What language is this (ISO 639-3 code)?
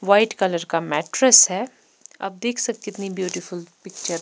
hin